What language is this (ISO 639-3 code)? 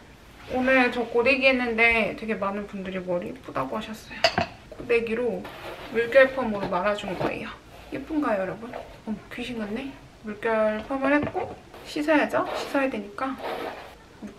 kor